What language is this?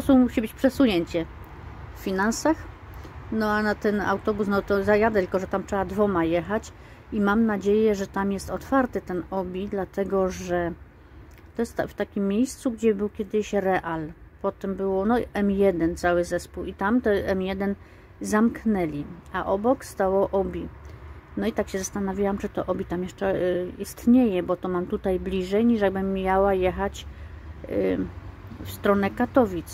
Polish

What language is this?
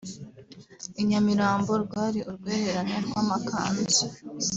Kinyarwanda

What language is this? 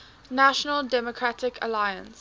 English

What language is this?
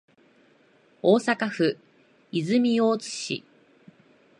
Japanese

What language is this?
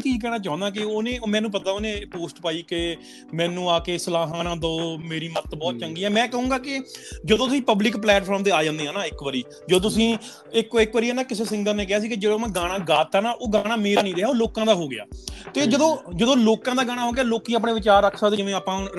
Punjabi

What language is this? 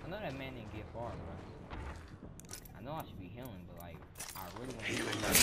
English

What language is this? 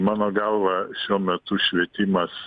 Lithuanian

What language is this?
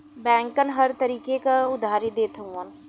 Bhojpuri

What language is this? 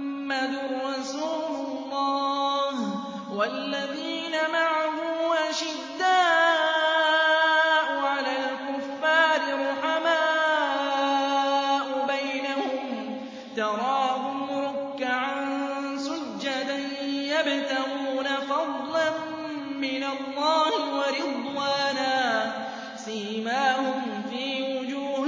Arabic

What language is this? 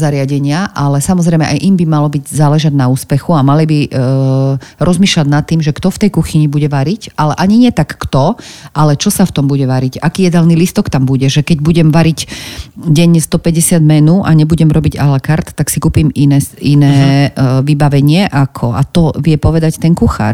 Slovak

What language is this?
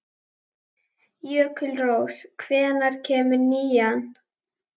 Icelandic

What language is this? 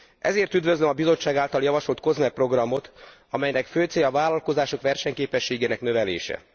Hungarian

